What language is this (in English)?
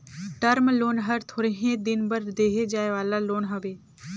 Chhattisgarhi